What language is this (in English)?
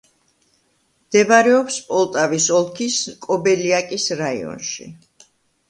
Georgian